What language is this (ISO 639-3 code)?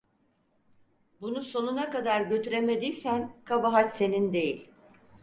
tur